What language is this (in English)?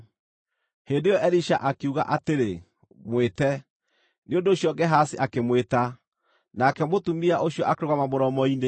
Kikuyu